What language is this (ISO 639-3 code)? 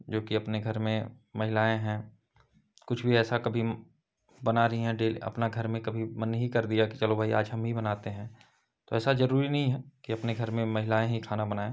hin